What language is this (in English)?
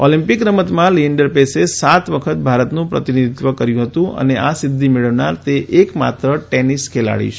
Gujarati